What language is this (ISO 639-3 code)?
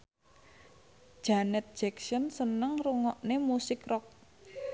jav